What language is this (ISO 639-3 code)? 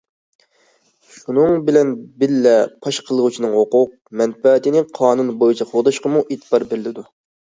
uig